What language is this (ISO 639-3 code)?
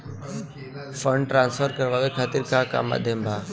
bho